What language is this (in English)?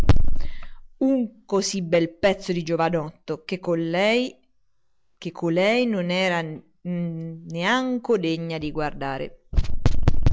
Italian